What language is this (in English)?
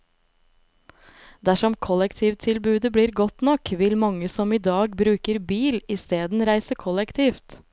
Norwegian